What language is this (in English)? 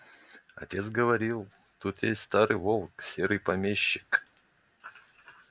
Russian